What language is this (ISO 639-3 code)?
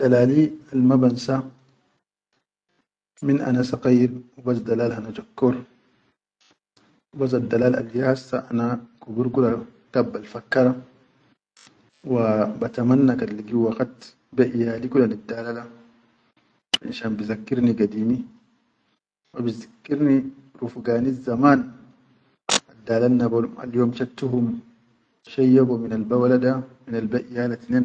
shu